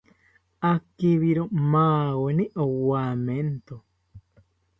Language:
South Ucayali Ashéninka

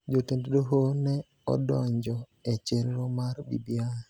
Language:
Luo (Kenya and Tanzania)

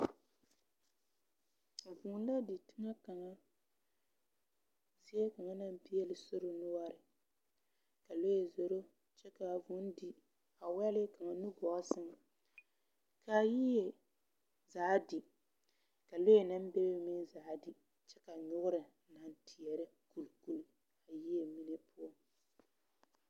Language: Southern Dagaare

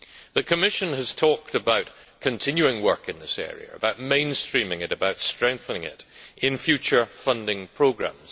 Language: English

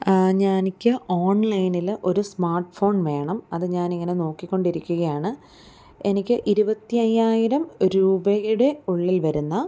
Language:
Malayalam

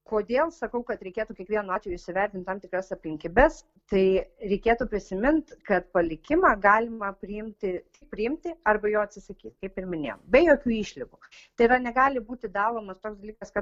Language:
Lithuanian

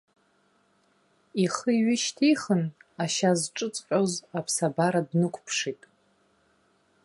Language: Abkhazian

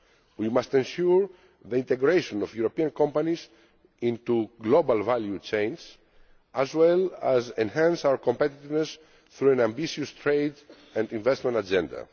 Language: English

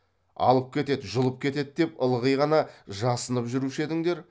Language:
Kazakh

